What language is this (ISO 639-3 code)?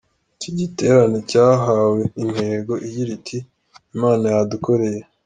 kin